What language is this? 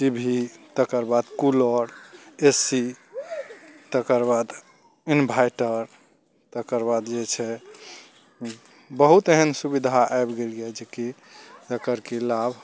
Maithili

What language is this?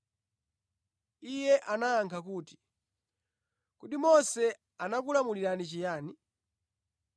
Nyanja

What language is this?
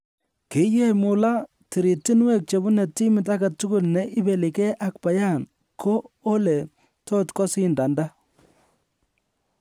Kalenjin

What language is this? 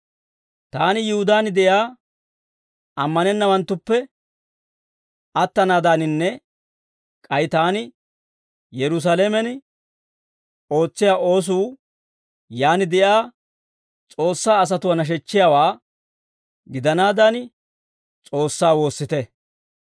Dawro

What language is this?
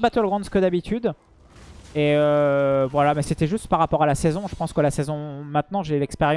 French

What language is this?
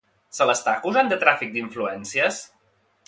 Catalan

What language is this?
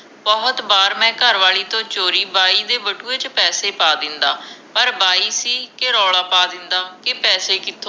Punjabi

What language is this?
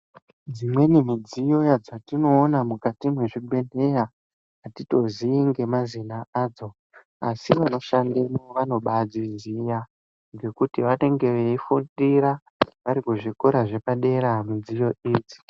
Ndau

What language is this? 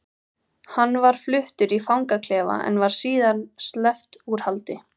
Icelandic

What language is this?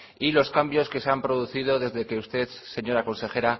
Spanish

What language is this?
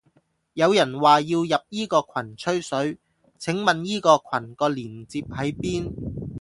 Cantonese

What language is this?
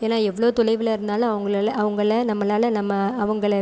Tamil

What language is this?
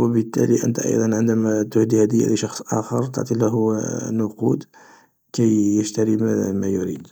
Algerian Arabic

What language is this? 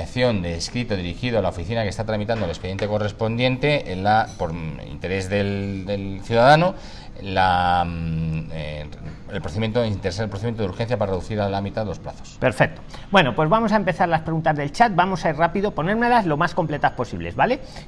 Spanish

